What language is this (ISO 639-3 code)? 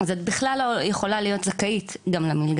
heb